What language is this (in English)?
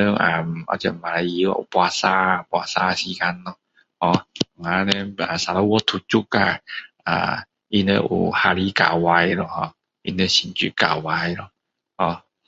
Min Dong Chinese